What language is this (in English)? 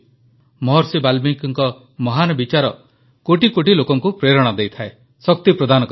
Odia